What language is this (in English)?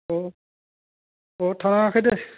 Bodo